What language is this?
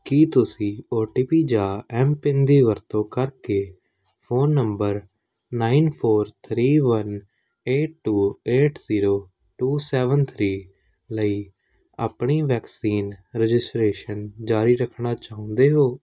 Punjabi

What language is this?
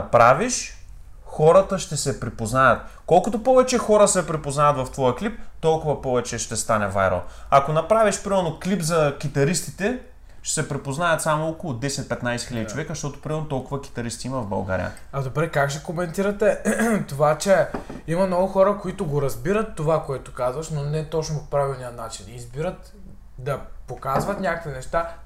Bulgarian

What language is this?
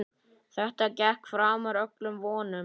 Icelandic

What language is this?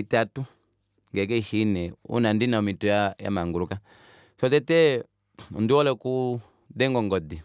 Kuanyama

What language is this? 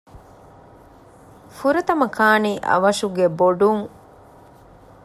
Divehi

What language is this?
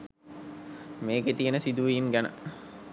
Sinhala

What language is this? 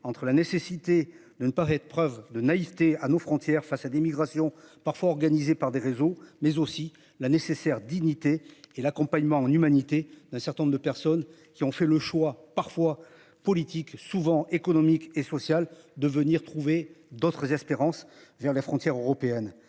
French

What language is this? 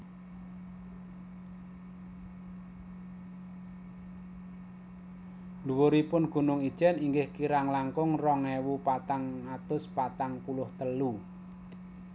Javanese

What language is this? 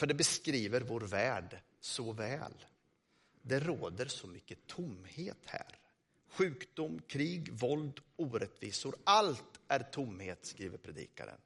Swedish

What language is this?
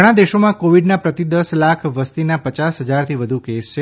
Gujarati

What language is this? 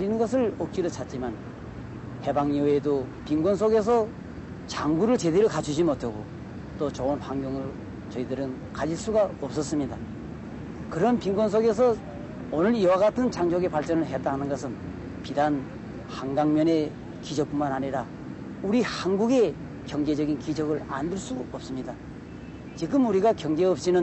Korean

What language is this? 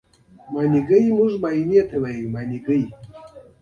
Pashto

